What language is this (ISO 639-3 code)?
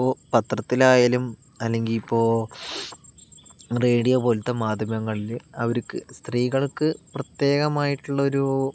mal